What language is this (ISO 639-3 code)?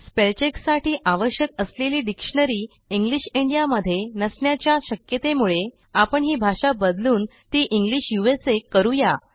mar